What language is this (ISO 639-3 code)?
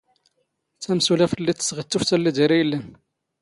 zgh